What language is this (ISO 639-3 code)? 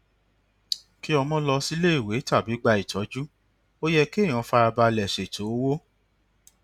yor